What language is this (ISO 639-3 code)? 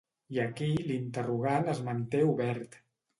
cat